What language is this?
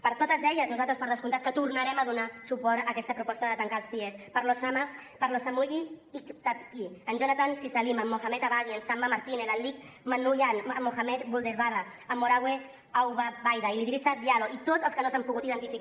Catalan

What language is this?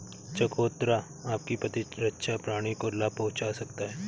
Hindi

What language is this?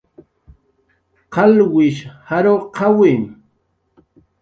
Jaqaru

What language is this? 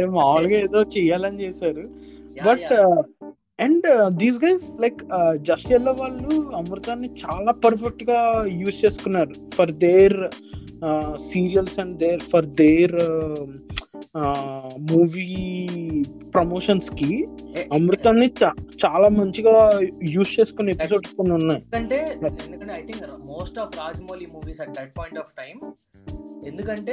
Telugu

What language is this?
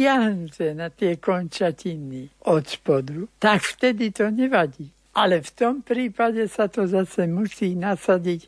Slovak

